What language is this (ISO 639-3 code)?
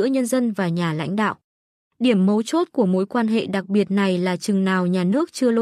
vie